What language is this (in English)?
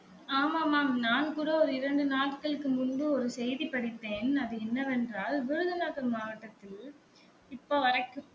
Tamil